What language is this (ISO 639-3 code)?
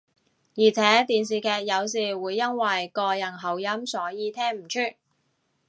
yue